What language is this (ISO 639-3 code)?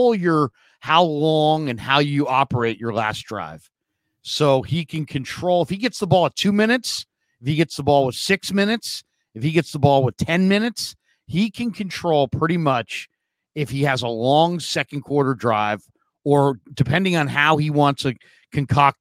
eng